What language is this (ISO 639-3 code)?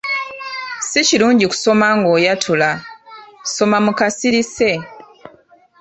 lug